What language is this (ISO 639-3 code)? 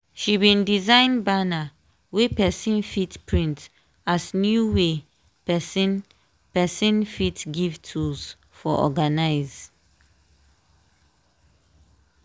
pcm